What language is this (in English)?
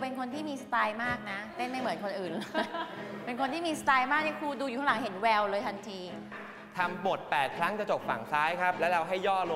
Thai